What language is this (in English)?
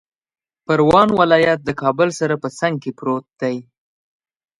Pashto